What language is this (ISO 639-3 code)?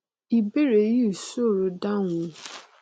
yor